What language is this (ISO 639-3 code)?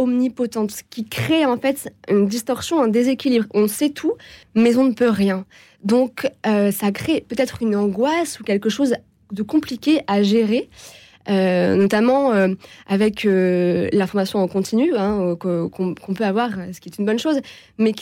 fra